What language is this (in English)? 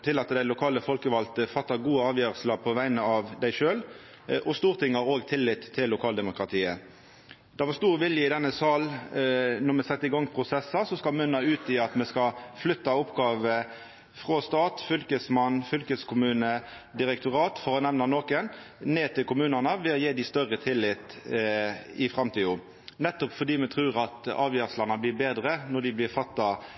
Norwegian Nynorsk